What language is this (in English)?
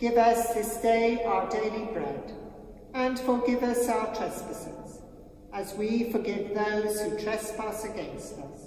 English